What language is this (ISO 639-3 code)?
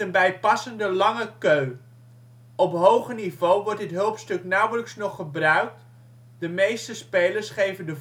nld